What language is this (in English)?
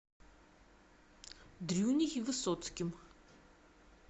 Russian